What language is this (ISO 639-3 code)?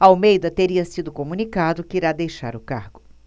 por